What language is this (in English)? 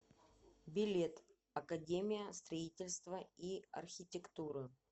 Russian